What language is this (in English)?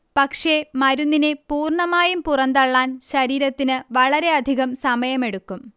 Malayalam